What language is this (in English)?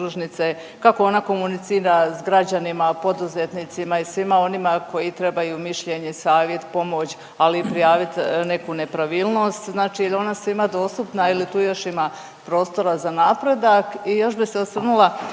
Croatian